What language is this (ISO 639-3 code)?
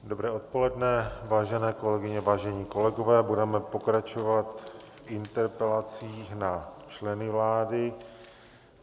ces